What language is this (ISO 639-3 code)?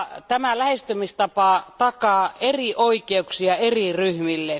fin